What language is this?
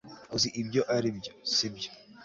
Kinyarwanda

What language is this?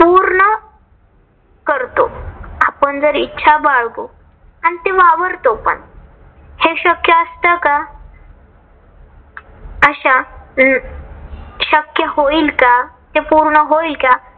Marathi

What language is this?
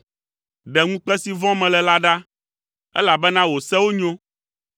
Ewe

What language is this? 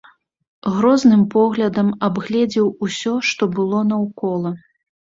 Belarusian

